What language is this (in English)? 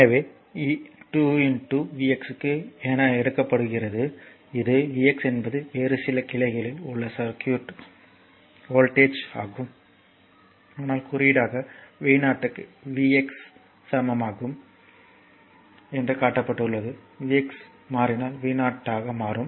Tamil